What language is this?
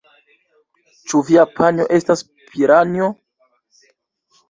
Esperanto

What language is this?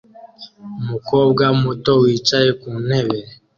Kinyarwanda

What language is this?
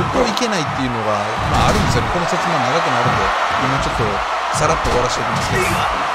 Japanese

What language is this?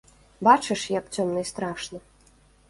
Belarusian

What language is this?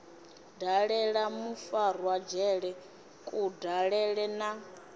Venda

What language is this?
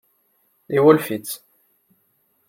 Kabyle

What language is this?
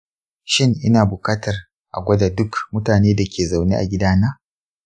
Hausa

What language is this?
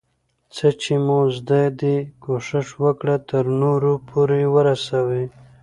Pashto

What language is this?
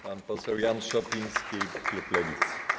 Polish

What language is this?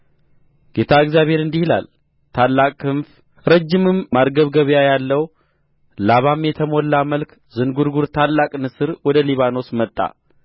Amharic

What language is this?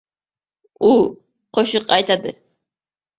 Uzbek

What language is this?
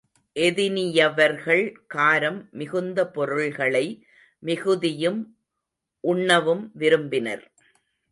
Tamil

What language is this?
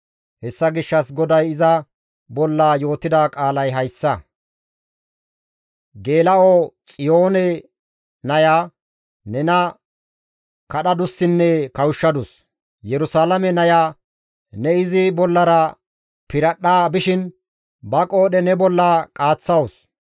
Gamo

